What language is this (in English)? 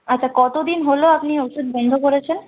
Bangla